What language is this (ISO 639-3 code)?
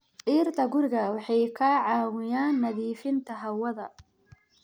som